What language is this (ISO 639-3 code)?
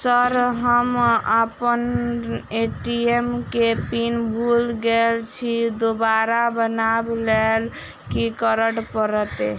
mai